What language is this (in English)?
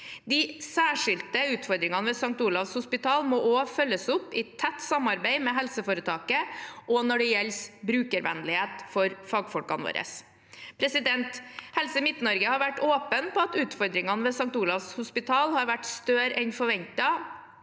Norwegian